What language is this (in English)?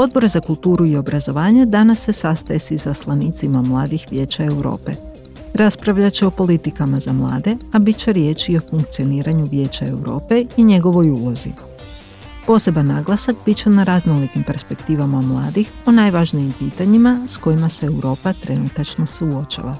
Croatian